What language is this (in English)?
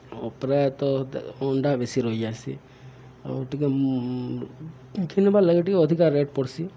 Odia